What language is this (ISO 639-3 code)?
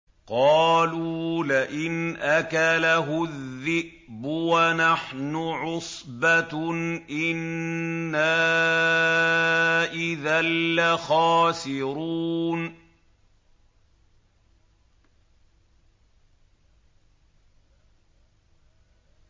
ara